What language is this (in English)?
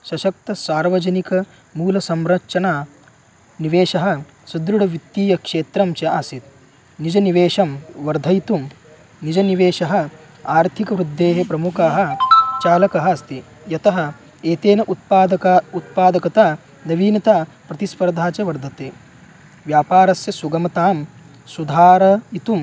Sanskrit